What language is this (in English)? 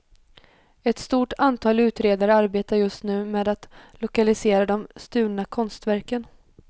Swedish